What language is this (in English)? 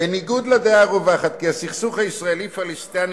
Hebrew